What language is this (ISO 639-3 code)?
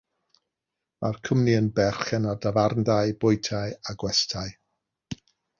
cym